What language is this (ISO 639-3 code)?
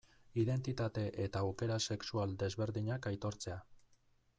eus